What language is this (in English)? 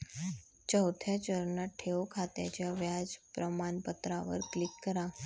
Marathi